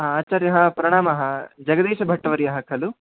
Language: Sanskrit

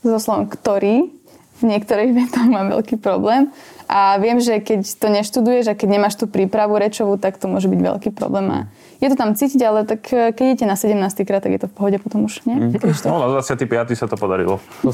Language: Slovak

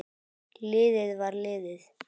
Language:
Icelandic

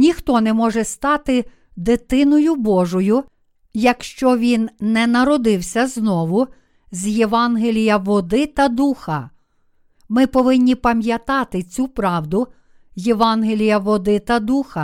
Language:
Ukrainian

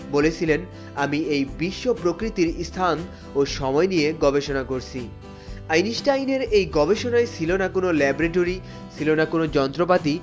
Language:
Bangla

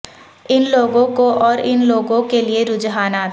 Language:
Urdu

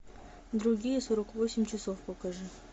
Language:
Russian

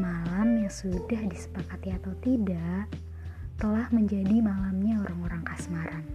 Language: Indonesian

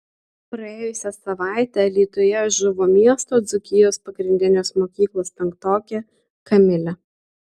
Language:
Lithuanian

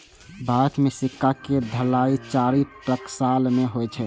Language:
Maithili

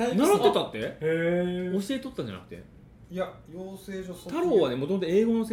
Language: Japanese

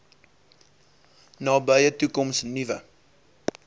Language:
Afrikaans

